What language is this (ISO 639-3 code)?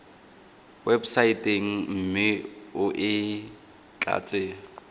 tsn